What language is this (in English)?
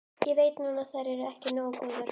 Icelandic